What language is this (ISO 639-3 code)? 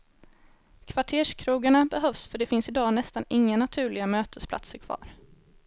swe